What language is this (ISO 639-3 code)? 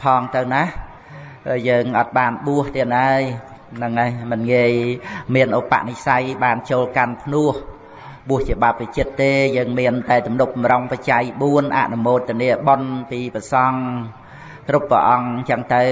vie